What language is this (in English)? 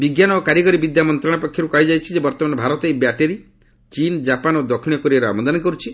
Odia